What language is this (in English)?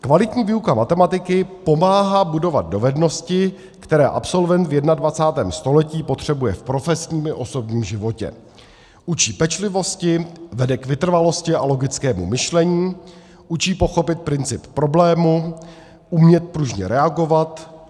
Czech